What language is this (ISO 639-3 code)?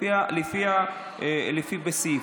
heb